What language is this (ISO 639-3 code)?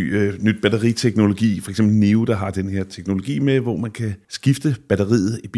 dan